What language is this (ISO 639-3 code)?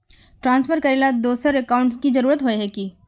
mag